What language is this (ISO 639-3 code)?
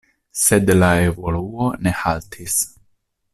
epo